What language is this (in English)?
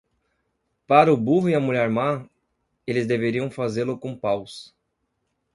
Portuguese